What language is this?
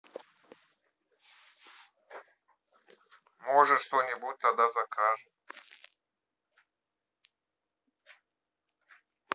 Russian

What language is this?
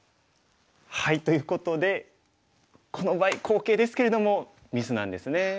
Japanese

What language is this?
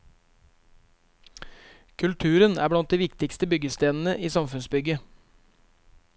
Norwegian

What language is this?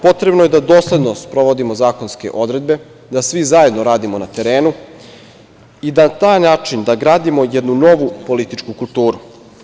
Serbian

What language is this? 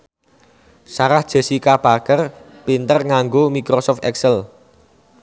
Javanese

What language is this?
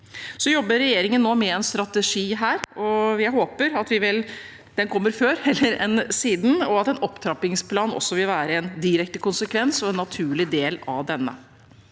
Norwegian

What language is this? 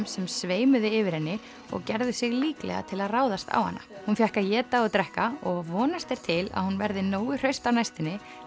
Icelandic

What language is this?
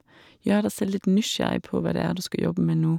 Norwegian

